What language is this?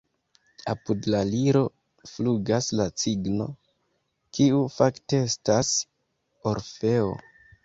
Esperanto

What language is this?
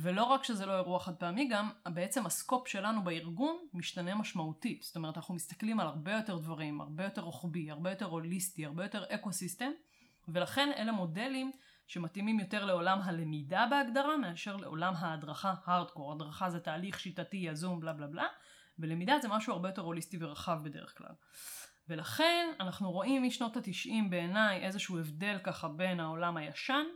Hebrew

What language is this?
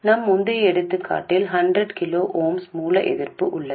Tamil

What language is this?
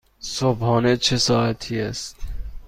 Persian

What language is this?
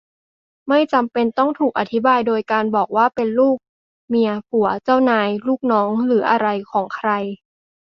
Thai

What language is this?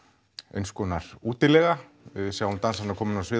Icelandic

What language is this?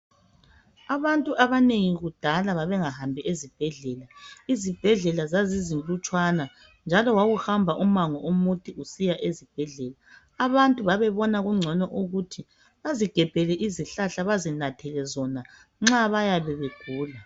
North Ndebele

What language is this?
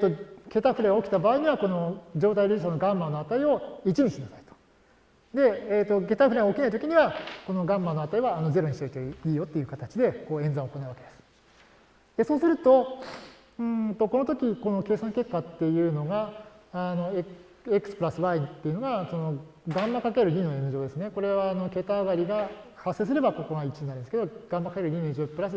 Japanese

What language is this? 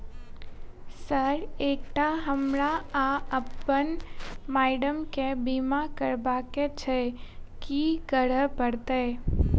Maithili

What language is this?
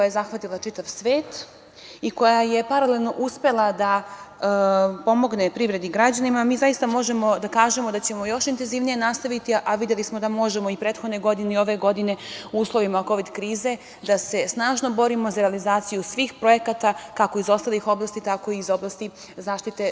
Serbian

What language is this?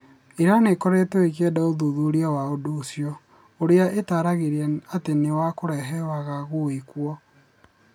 Kikuyu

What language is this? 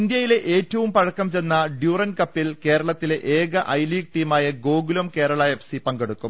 Malayalam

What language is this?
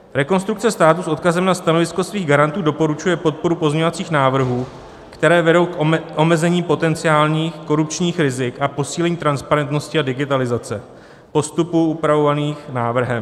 Czech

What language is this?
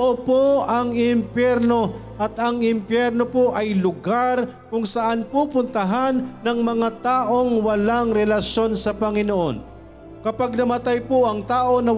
Filipino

